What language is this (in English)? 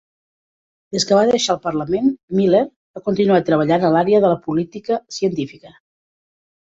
Catalan